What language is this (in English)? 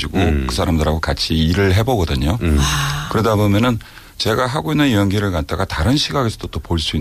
Korean